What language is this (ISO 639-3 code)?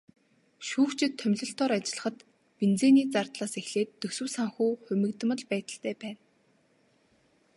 mon